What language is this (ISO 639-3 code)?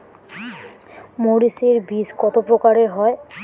ben